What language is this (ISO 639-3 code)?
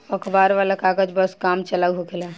bho